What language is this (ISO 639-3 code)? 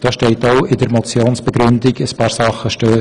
gsw